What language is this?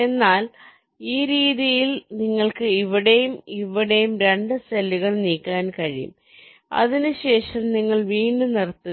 Malayalam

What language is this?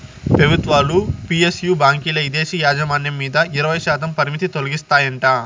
Telugu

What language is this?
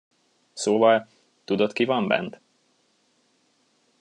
Hungarian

